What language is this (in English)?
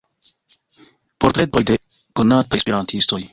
Esperanto